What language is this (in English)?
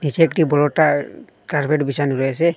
Bangla